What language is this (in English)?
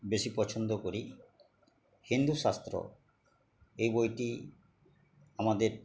Bangla